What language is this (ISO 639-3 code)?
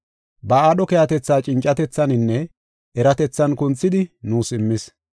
gof